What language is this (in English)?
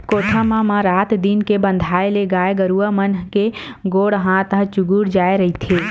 Chhattisgarhi